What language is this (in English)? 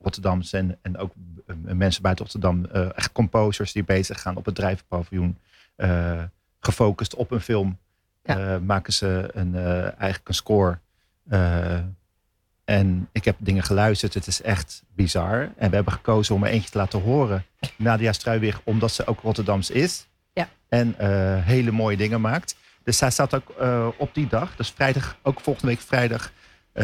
Dutch